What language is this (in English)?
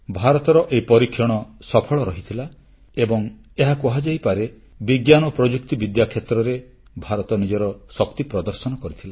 Odia